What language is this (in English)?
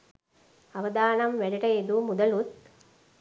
Sinhala